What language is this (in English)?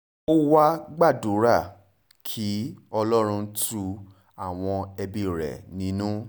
Yoruba